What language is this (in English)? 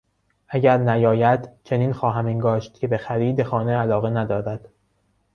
Persian